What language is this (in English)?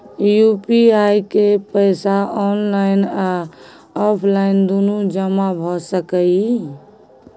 Maithili